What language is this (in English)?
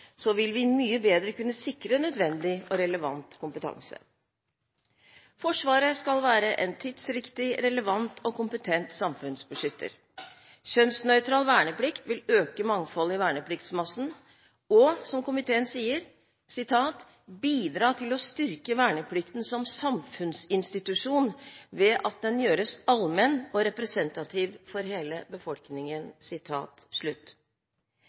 Norwegian Bokmål